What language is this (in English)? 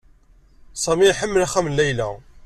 Kabyle